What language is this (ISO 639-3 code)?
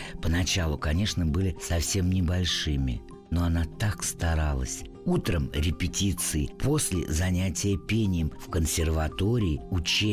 rus